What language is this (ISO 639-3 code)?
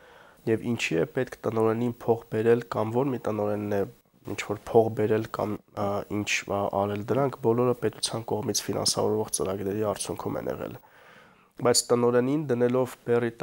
ron